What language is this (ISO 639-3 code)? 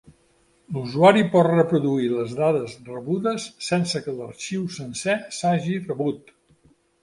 cat